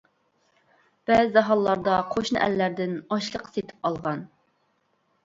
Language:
Uyghur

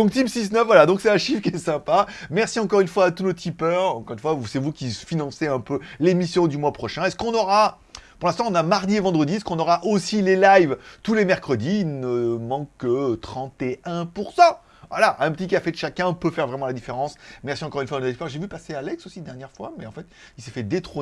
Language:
French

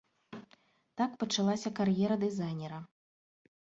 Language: Belarusian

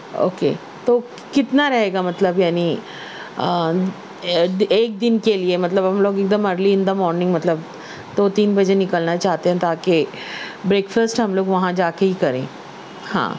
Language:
Urdu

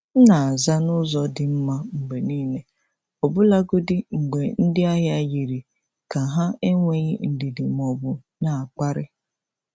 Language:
Igbo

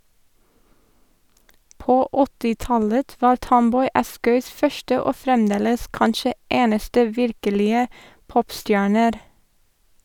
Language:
Norwegian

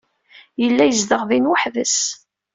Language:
Kabyle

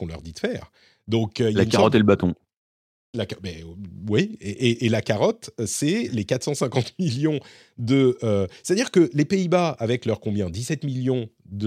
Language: French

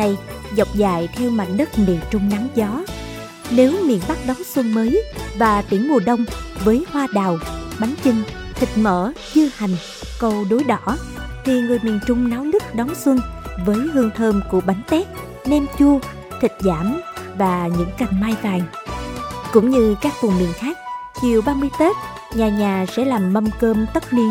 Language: Vietnamese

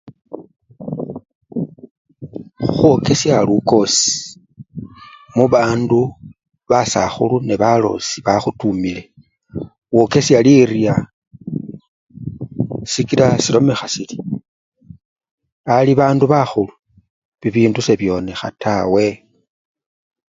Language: Luyia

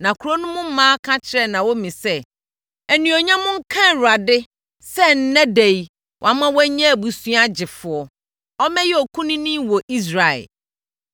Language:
Akan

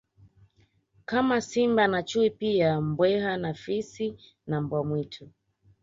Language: Swahili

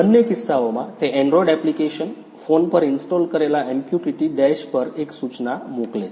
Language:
Gujarati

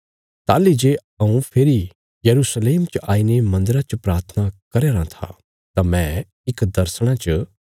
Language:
Bilaspuri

